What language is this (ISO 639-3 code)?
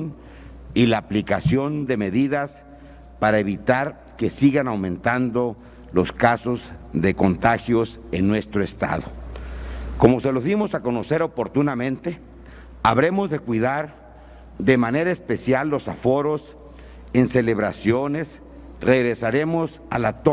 spa